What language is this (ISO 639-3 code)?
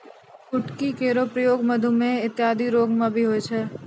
mai